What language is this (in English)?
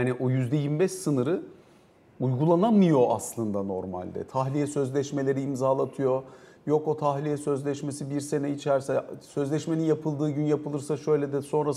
Turkish